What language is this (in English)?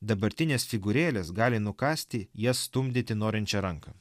Lithuanian